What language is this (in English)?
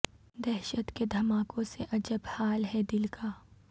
Urdu